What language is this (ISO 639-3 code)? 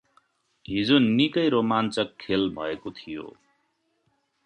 nep